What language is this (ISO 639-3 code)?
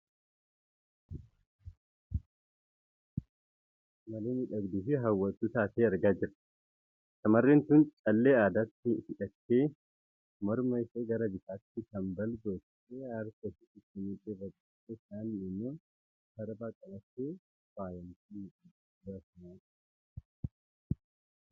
orm